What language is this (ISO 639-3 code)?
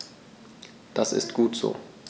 deu